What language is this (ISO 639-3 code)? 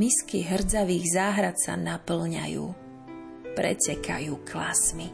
slk